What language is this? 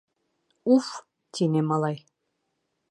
Bashkir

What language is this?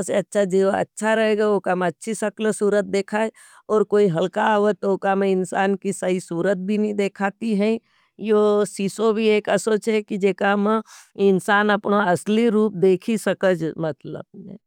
Nimadi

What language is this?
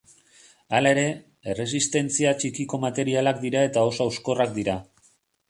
Basque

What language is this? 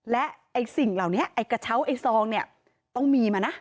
Thai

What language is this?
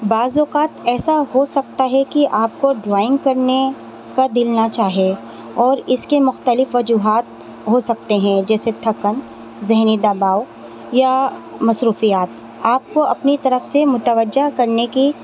Urdu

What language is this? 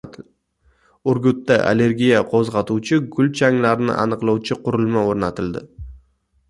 Uzbek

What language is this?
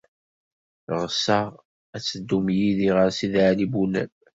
Kabyle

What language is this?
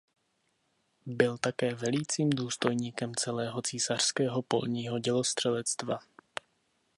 Czech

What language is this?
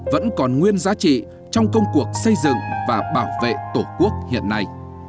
Vietnamese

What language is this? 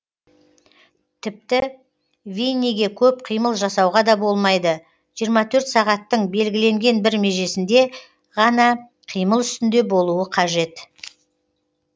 Kazakh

